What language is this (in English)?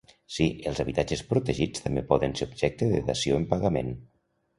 Catalan